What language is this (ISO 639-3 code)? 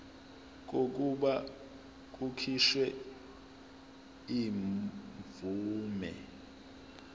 zul